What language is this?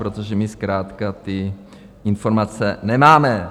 Czech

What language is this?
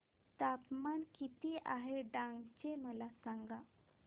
Marathi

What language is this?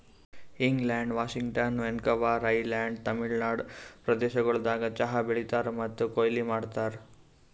Kannada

